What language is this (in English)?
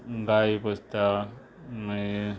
Konkani